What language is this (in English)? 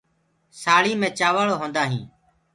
Gurgula